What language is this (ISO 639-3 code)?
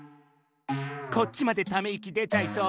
jpn